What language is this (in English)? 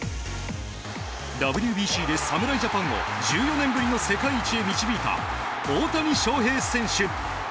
Japanese